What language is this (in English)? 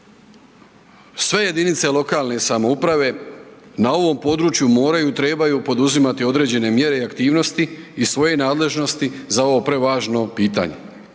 Croatian